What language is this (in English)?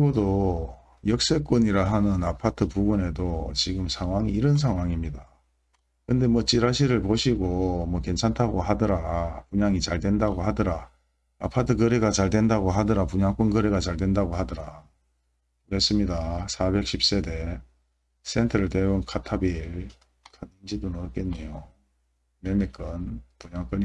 Korean